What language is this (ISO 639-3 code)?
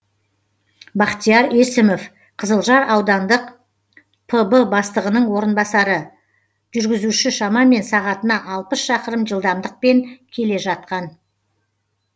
kaz